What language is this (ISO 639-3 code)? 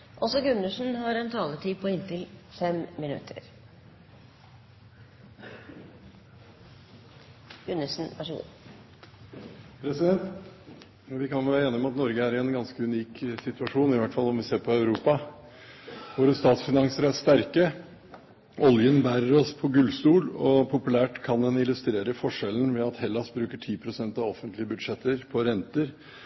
nob